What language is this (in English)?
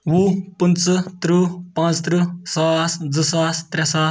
Kashmiri